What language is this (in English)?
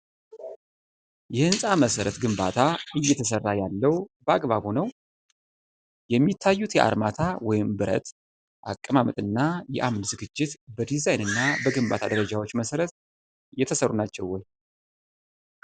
Amharic